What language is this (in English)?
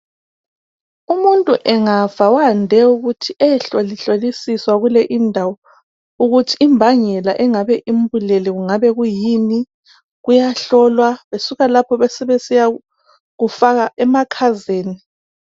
North Ndebele